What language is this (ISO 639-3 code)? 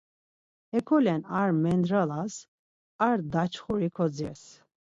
lzz